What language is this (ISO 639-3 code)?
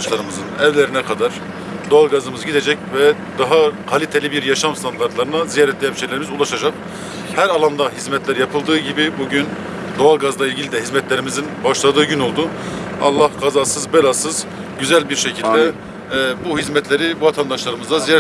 tur